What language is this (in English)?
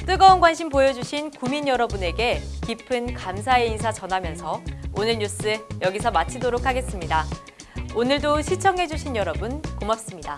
Korean